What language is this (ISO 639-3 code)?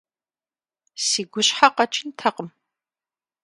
kbd